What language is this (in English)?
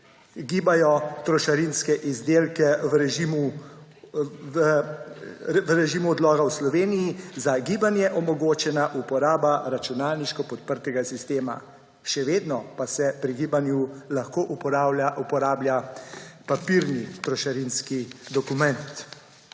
Slovenian